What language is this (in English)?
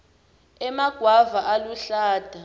Swati